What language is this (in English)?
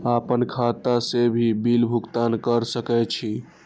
Maithili